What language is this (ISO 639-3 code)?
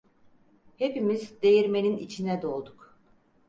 tur